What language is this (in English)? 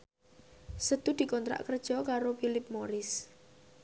Javanese